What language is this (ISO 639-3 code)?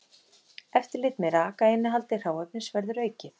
isl